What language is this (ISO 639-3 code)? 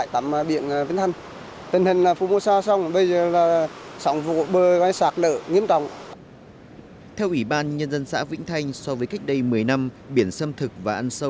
vie